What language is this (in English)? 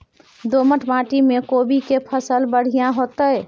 Maithili